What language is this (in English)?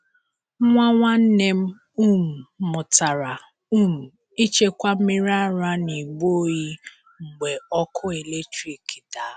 Igbo